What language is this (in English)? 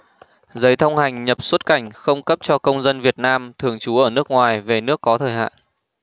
Vietnamese